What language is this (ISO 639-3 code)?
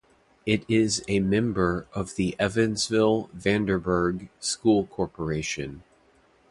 eng